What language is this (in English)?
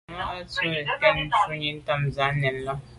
Medumba